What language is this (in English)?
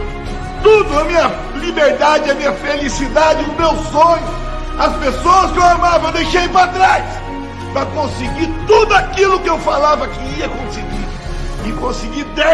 Portuguese